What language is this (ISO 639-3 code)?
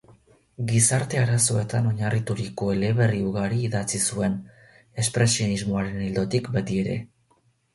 eus